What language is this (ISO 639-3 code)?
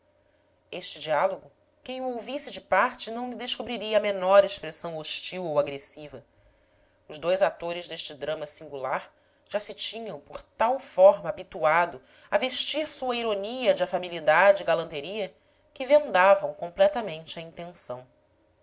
por